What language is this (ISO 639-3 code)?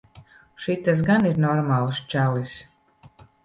lav